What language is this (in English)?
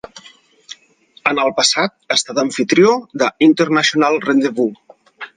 Catalan